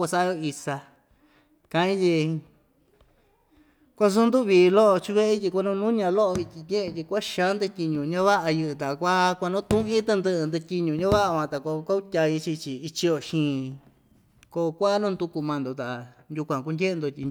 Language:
Ixtayutla Mixtec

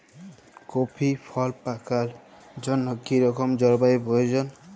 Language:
Bangla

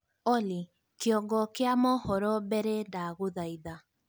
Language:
Kikuyu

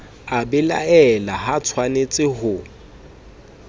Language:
Southern Sotho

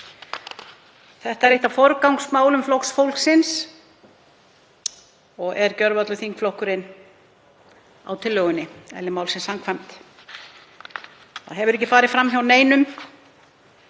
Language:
Icelandic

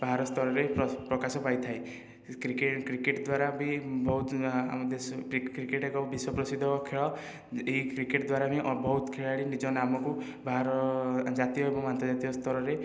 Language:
Odia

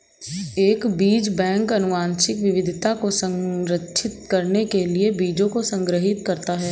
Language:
Hindi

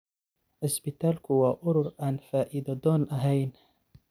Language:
Somali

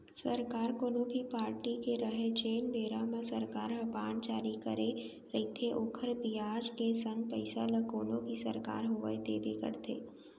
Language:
Chhattisgarhi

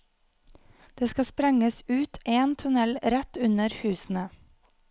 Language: Norwegian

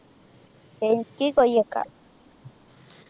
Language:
Malayalam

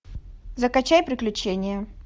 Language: Russian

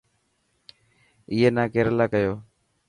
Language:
Dhatki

